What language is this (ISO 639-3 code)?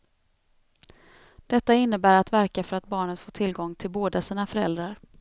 swe